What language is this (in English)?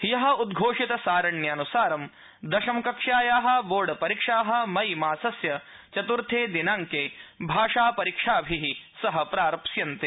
Sanskrit